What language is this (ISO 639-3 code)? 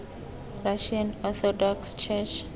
tsn